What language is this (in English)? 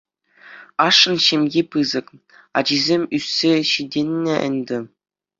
Chuvash